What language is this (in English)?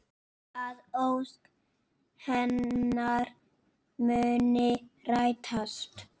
Icelandic